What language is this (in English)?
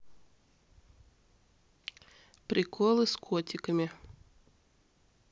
Russian